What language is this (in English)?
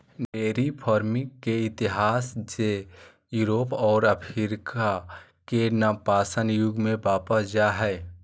Magahi